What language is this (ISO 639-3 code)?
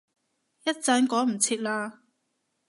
yue